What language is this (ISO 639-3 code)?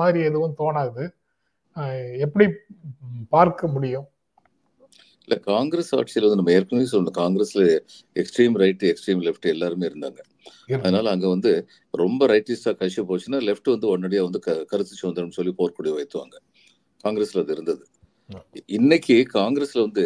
tam